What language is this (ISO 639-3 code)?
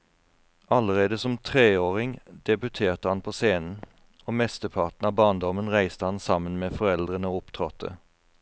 nor